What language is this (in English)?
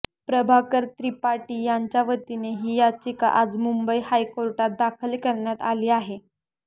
Marathi